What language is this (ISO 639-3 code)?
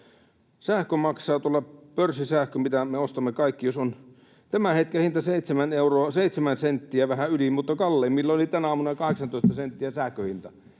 fin